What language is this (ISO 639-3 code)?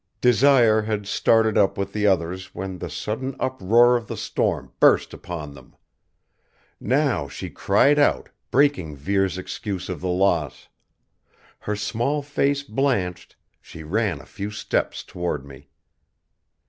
eng